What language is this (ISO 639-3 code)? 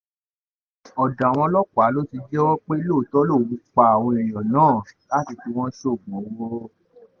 yor